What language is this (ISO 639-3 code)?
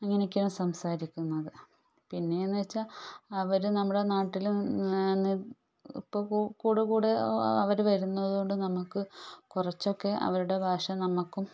mal